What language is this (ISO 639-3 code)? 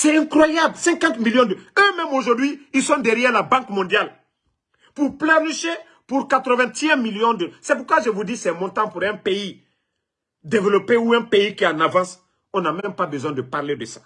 fra